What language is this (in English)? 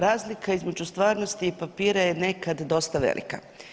Croatian